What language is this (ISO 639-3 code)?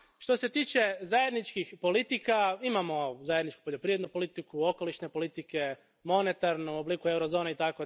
hrv